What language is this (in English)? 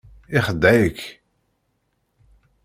Kabyle